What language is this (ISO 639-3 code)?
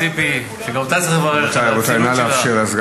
heb